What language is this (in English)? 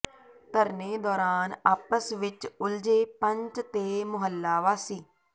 Punjabi